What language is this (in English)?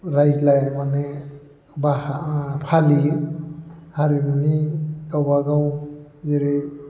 Bodo